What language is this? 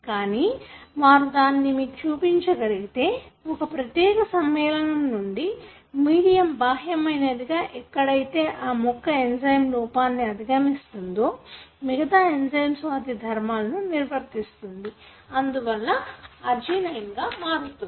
Telugu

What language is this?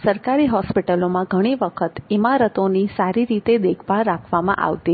Gujarati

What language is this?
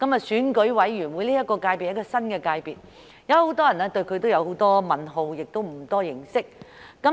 Cantonese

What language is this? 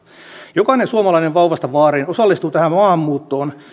Finnish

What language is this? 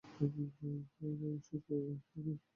Bangla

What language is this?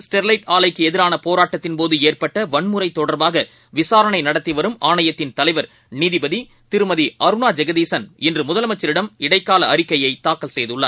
Tamil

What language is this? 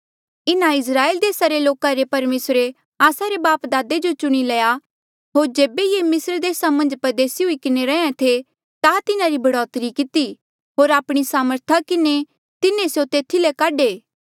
Mandeali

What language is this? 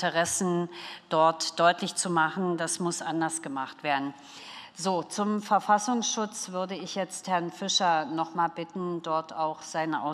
German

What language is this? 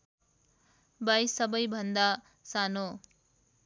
Nepali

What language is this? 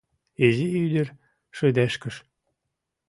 Mari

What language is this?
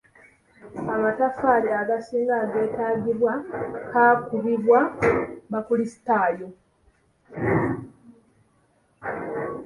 Ganda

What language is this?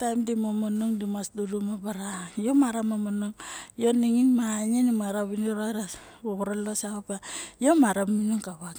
Barok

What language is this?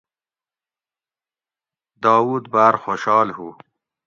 Gawri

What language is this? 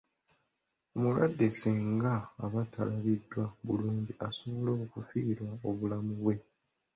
Ganda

